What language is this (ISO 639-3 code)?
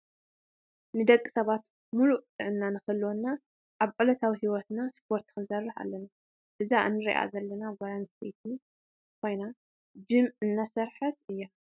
tir